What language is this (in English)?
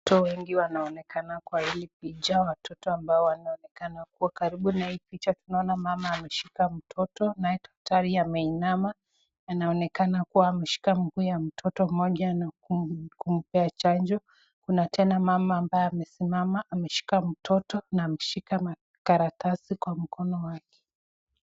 Swahili